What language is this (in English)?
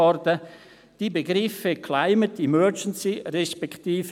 Swiss German